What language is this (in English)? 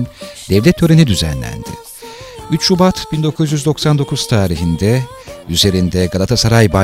Turkish